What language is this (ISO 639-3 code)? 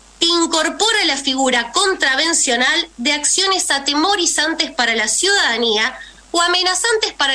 spa